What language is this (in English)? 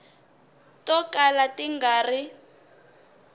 Tsonga